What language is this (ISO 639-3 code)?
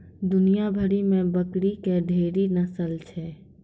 mai